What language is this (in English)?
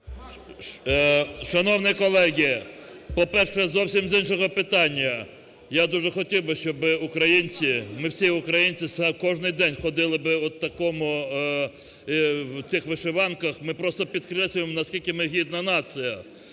Ukrainian